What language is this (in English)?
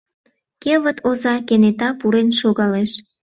Mari